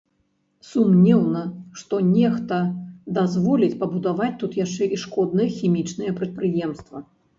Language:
Belarusian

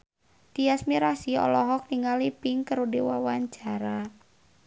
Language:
Sundanese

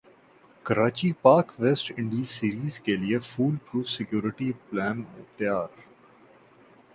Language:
Urdu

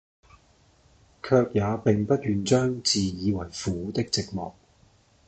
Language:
Cantonese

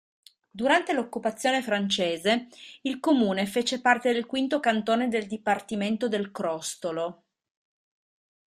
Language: Italian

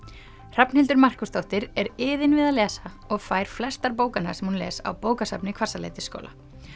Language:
Icelandic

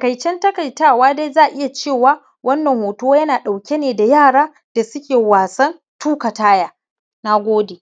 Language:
Hausa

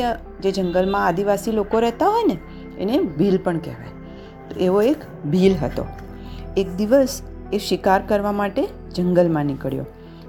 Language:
Gujarati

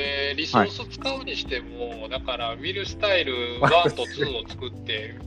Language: Japanese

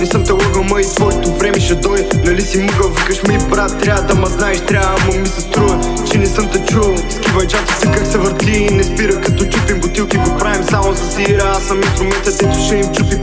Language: Bulgarian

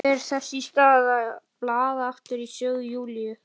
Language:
Icelandic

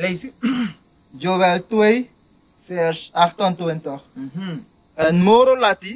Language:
English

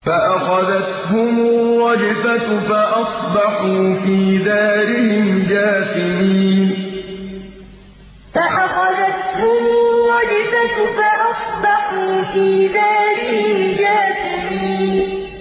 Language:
Arabic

